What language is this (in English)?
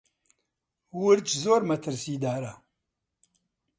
Central Kurdish